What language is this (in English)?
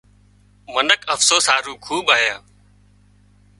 Wadiyara Koli